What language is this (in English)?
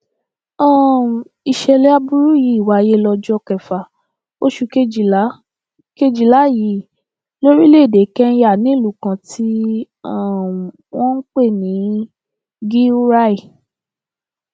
Yoruba